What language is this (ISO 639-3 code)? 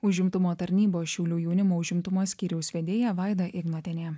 lit